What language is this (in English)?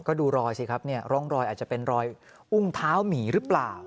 Thai